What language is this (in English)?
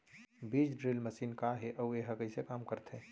Chhattisgarhi